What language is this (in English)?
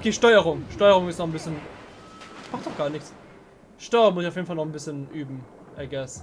German